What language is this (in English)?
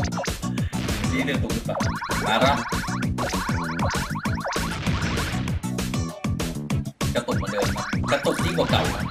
Thai